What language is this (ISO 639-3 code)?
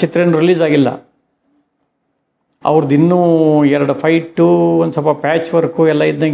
ita